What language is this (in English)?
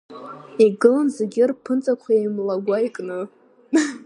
Abkhazian